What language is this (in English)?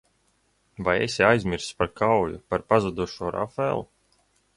Latvian